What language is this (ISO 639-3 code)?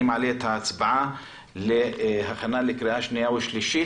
heb